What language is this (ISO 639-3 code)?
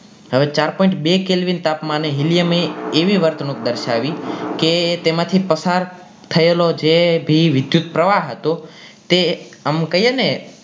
guj